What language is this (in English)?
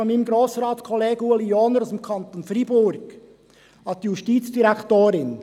Swiss German